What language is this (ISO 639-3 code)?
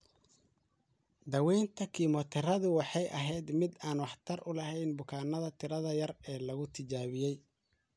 som